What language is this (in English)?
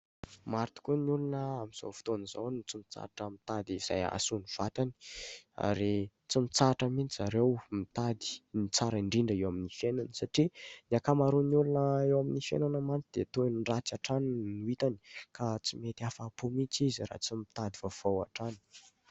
Malagasy